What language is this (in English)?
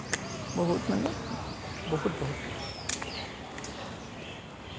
Assamese